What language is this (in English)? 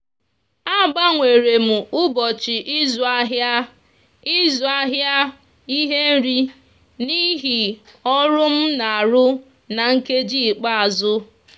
Igbo